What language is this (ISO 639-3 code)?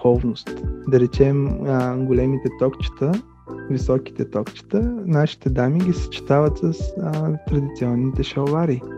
bul